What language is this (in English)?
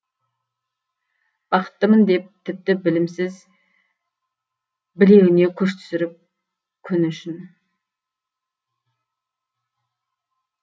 Kazakh